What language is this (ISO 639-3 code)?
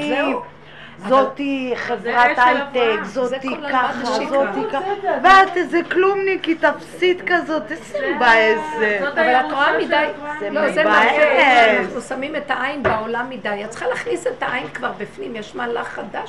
heb